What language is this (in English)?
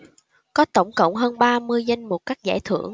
Vietnamese